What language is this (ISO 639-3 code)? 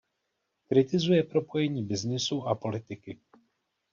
ces